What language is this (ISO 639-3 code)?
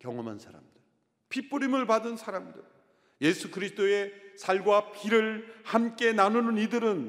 kor